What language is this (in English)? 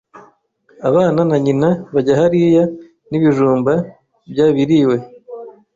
Kinyarwanda